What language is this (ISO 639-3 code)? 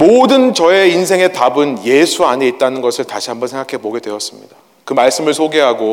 kor